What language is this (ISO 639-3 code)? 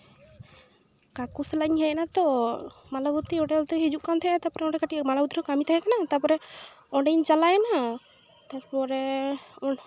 sat